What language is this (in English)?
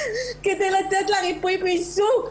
Hebrew